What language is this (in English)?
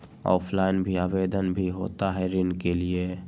Magahi